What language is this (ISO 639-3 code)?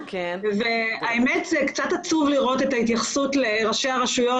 heb